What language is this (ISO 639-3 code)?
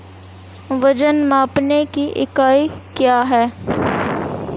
hin